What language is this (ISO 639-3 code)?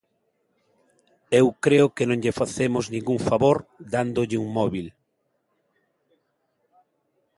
glg